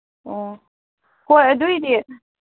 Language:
Manipuri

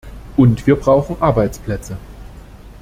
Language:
German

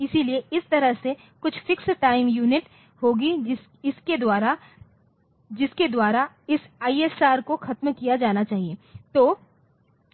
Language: Hindi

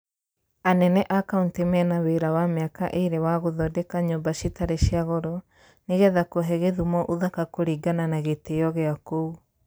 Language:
Kikuyu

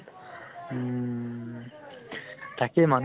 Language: Assamese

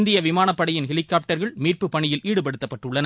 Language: Tamil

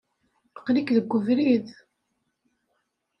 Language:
Kabyle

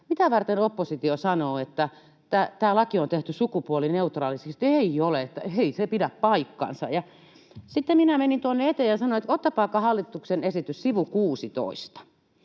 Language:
Finnish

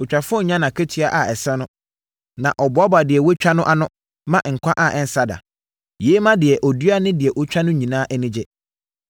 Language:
Akan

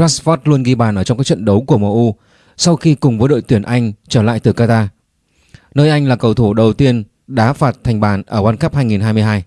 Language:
Vietnamese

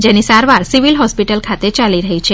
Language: Gujarati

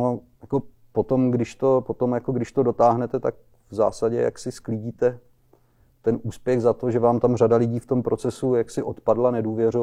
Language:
Czech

